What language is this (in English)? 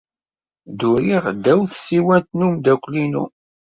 Kabyle